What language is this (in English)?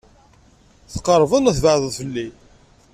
Kabyle